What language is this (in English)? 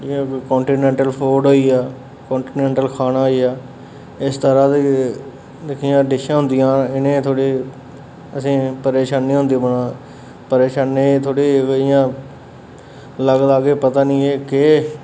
Dogri